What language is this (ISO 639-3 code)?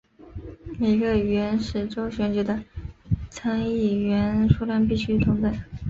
zho